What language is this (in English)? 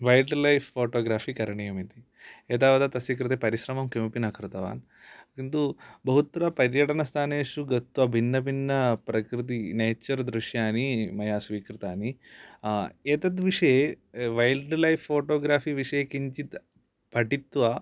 Sanskrit